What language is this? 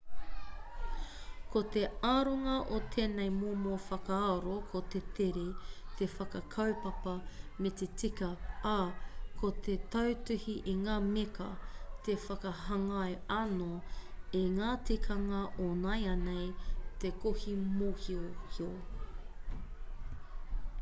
Māori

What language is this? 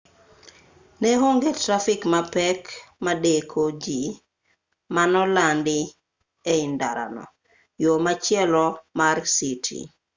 Luo (Kenya and Tanzania)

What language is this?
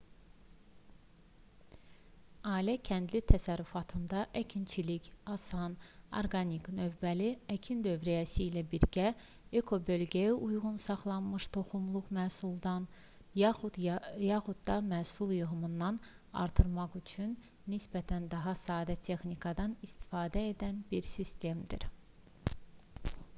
Azerbaijani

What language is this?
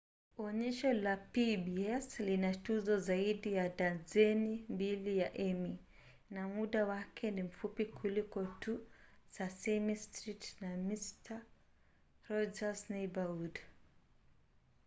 Swahili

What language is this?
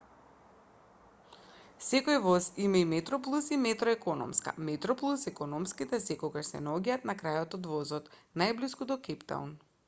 Macedonian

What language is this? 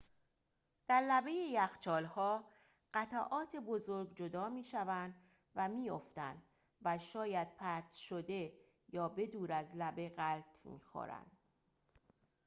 Persian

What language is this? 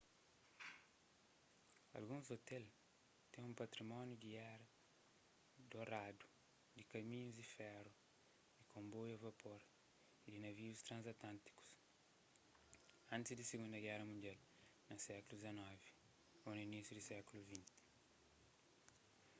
Kabuverdianu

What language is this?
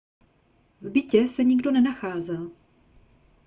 Czech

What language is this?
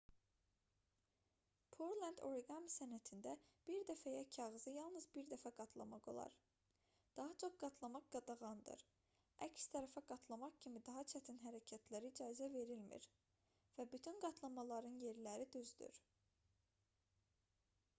Azerbaijani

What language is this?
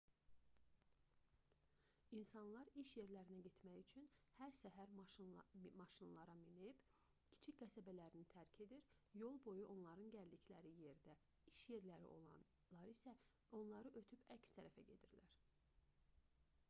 Azerbaijani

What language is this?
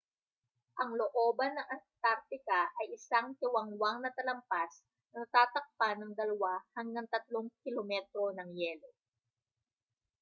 Filipino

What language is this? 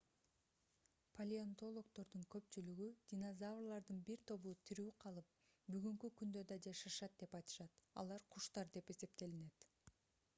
Kyrgyz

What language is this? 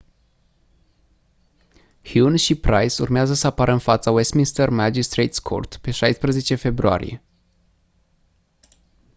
Romanian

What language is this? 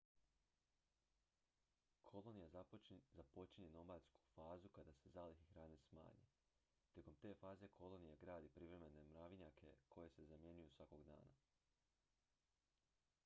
Croatian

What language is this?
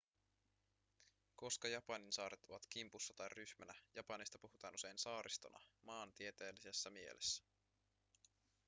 Finnish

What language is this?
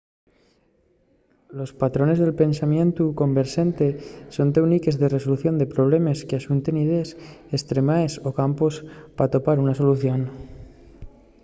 Asturian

